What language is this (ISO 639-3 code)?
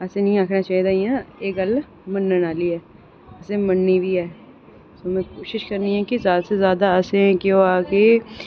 doi